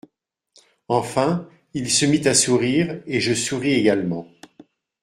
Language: French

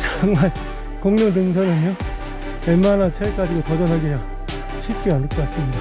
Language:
Korean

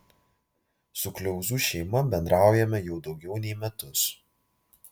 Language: Lithuanian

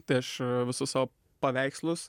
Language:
Lithuanian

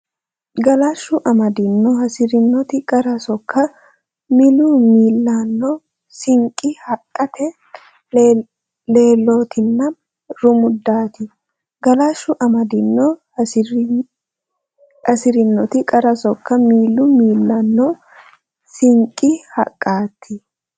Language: Sidamo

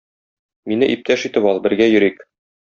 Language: Tatar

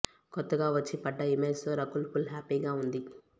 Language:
Telugu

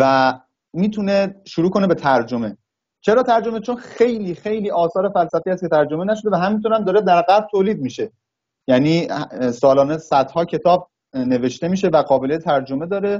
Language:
Persian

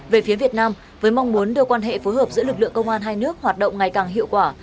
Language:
Vietnamese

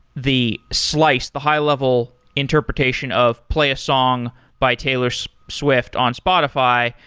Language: English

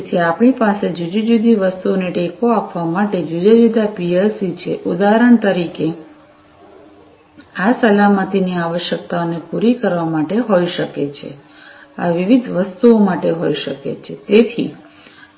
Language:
Gujarati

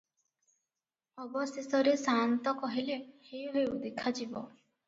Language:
Odia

